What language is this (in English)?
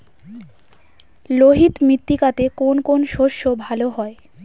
Bangla